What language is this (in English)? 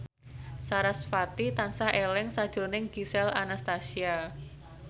Javanese